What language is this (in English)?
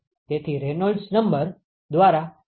Gujarati